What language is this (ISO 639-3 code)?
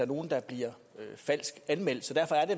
dan